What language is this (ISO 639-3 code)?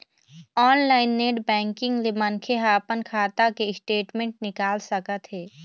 hne